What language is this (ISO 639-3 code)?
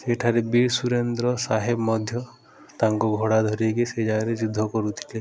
ori